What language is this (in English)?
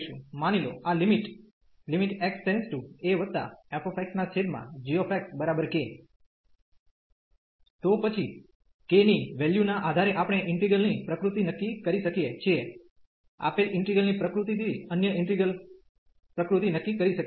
Gujarati